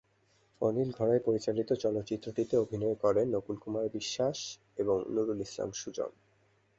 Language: Bangla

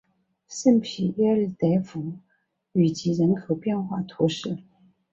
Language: Chinese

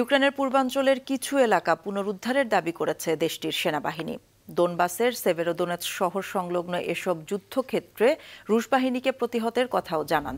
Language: Romanian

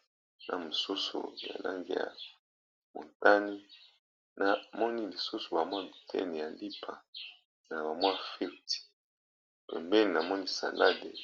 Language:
Lingala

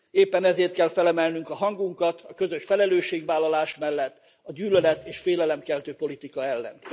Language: Hungarian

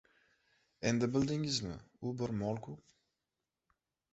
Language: Uzbek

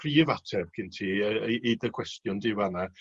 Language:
Welsh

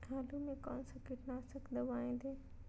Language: Magahi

